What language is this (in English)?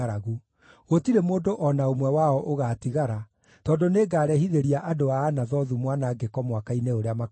Kikuyu